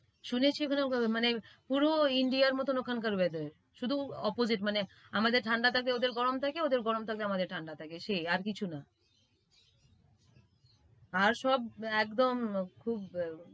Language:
Bangla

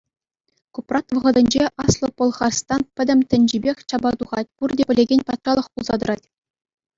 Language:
Chuvash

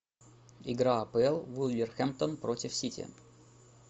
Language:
Russian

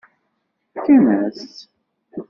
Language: Kabyle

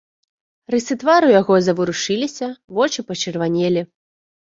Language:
Belarusian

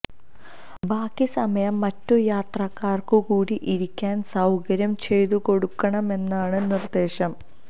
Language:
Malayalam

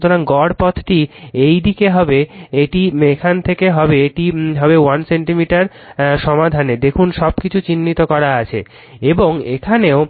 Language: Bangla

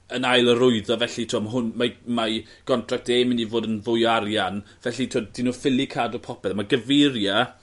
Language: Welsh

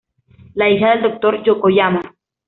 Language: Spanish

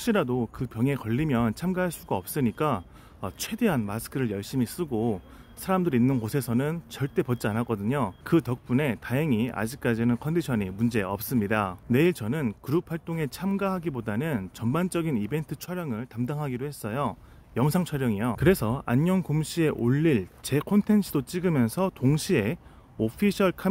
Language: Korean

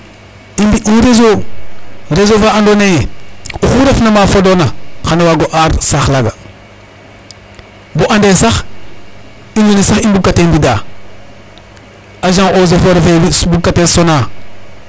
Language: Serer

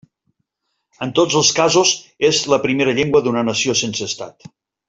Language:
Catalan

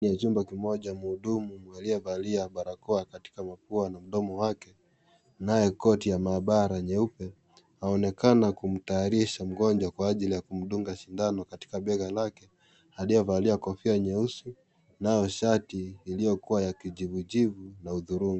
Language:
Swahili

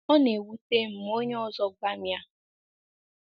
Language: Igbo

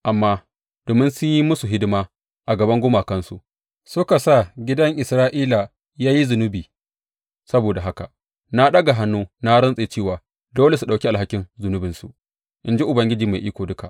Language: Hausa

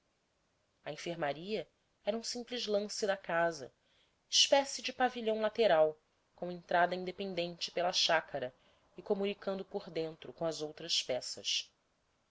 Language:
Portuguese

